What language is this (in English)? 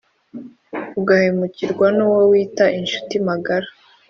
Kinyarwanda